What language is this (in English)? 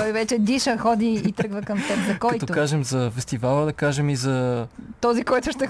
Bulgarian